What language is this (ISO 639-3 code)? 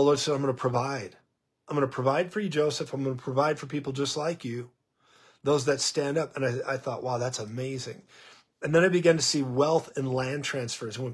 eng